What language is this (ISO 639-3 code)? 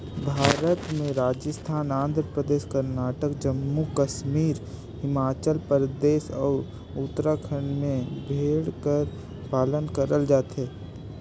hne